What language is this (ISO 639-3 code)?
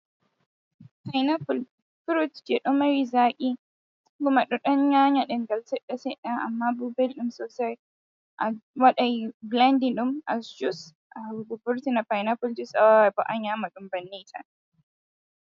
ful